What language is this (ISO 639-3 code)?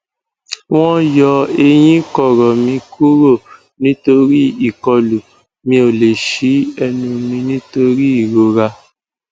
yor